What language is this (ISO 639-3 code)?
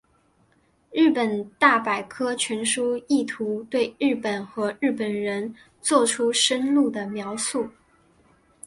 zho